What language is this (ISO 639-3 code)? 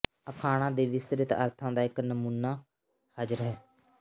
pan